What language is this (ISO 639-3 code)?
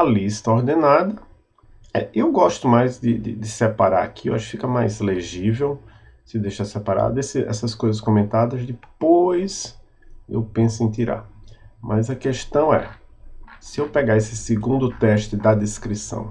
por